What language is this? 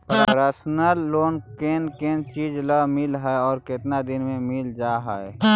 Magahi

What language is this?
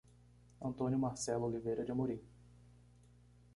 Portuguese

